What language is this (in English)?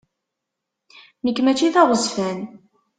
Kabyle